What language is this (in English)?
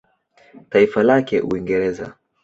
Swahili